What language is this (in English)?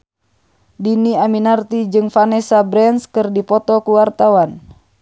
Sundanese